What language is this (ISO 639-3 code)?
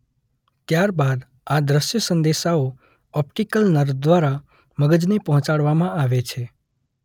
guj